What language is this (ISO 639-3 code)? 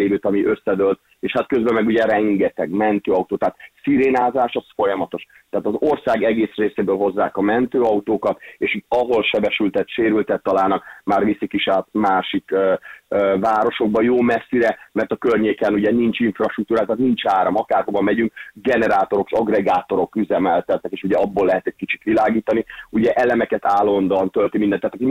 hun